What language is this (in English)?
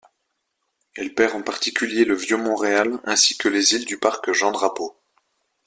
French